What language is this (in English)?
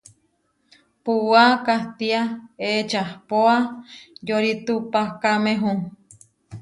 Huarijio